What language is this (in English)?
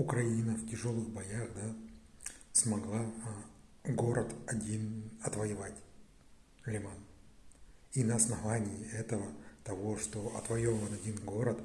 Russian